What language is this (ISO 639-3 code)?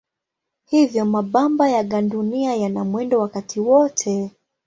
swa